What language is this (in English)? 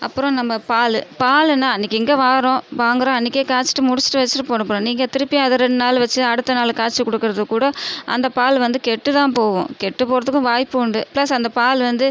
Tamil